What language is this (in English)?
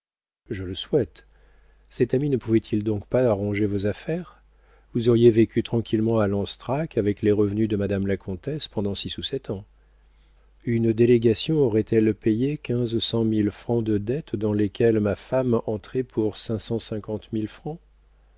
French